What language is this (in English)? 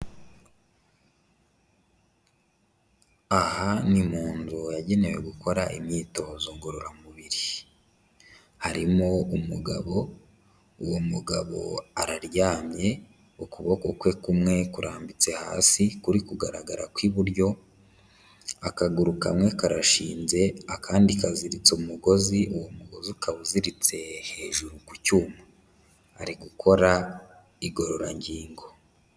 Kinyarwanda